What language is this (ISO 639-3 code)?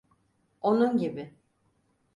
tur